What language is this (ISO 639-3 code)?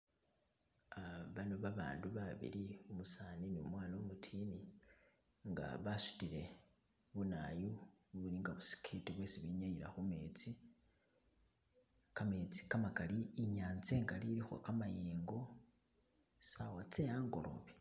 myx